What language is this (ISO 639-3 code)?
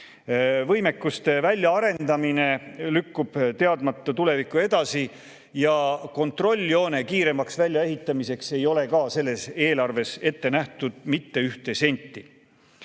est